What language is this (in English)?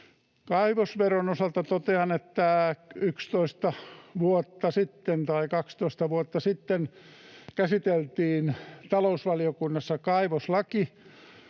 Finnish